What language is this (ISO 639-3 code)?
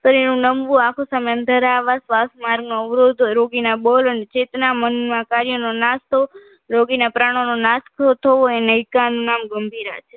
guj